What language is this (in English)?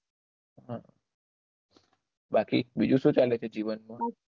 Gujarati